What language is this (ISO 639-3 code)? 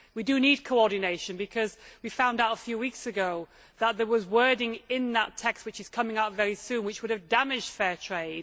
eng